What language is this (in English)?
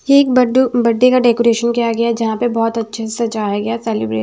Hindi